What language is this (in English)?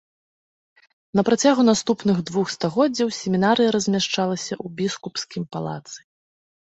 Belarusian